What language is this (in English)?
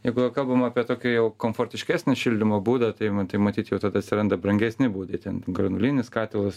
Lithuanian